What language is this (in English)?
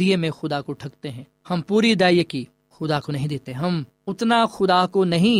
Urdu